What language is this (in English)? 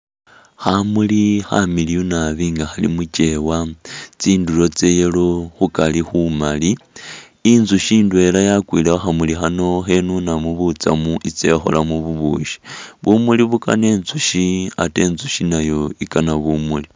Masaaba